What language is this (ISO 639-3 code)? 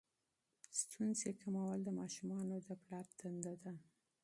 pus